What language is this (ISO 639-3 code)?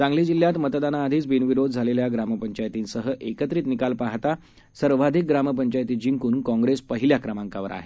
mar